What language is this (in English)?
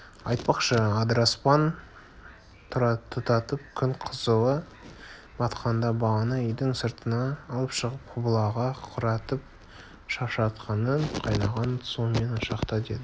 Kazakh